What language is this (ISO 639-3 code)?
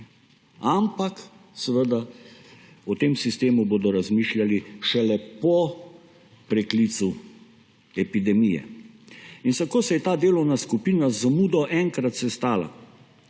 slv